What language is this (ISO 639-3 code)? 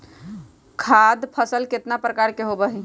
mag